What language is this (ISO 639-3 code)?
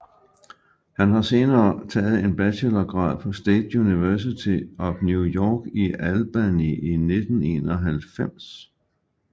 dan